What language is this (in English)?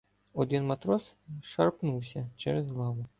Ukrainian